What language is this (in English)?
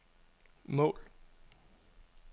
Danish